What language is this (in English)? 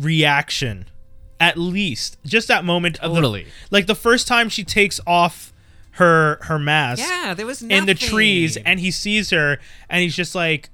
English